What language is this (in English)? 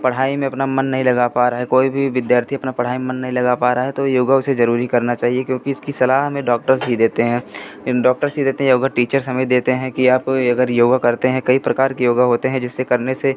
Hindi